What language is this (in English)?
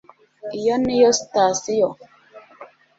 Kinyarwanda